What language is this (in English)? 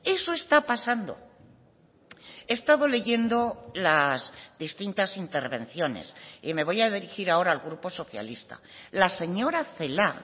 Spanish